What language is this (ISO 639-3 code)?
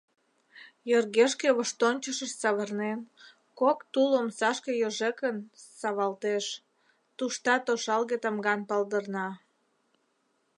chm